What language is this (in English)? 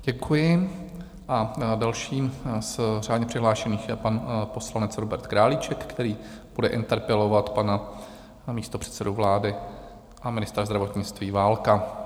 Czech